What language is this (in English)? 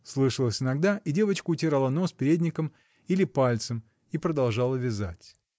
Russian